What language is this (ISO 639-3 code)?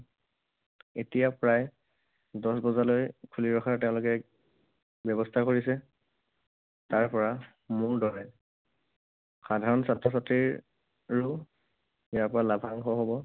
asm